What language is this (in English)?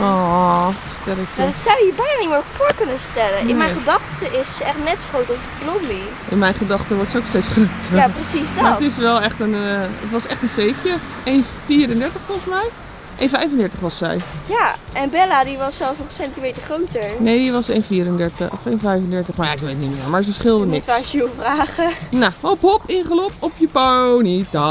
Dutch